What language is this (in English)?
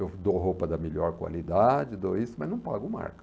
Portuguese